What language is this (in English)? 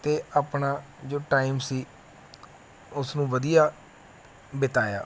Punjabi